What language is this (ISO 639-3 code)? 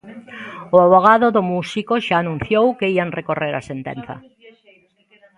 glg